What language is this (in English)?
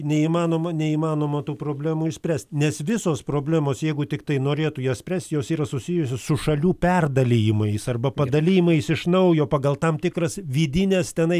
Lithuanian